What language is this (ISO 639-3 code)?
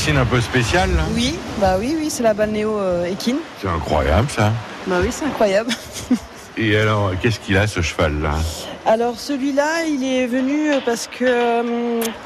fra